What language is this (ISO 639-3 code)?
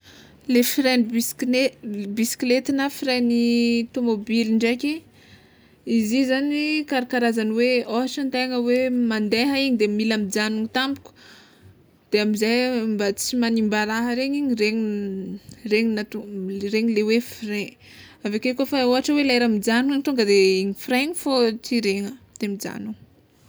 xmw